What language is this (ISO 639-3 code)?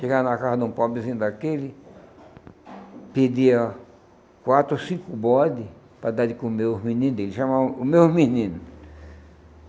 por